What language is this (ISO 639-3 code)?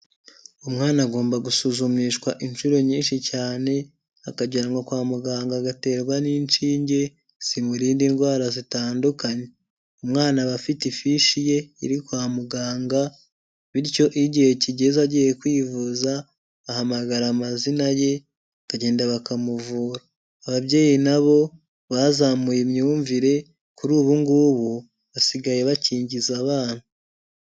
kin